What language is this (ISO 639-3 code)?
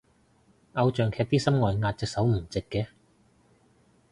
yue